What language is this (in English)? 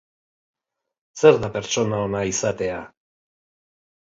Basque